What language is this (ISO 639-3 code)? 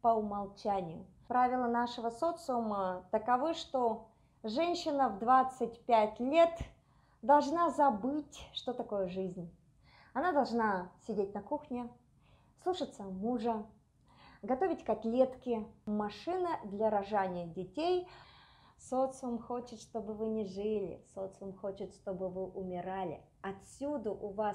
rus